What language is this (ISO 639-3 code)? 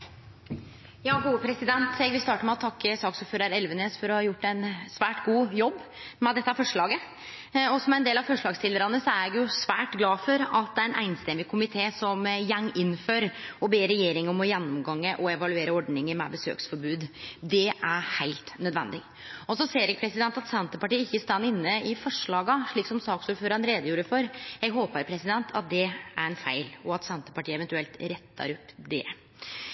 nor